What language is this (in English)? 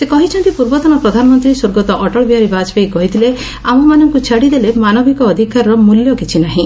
Odia